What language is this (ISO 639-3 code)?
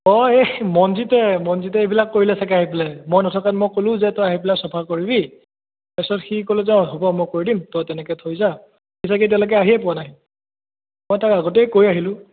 asm